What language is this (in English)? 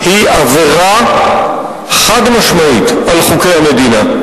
Hebrew